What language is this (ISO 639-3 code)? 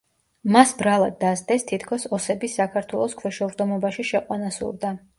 kat